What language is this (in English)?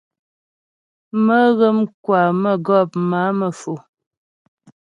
Ghomala